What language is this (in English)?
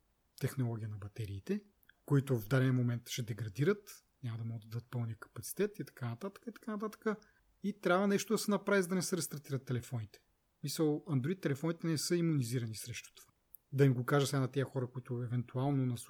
Bulgarian